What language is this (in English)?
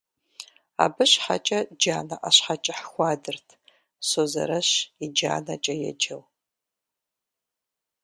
Kabardian